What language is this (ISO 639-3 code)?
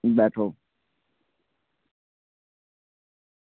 doi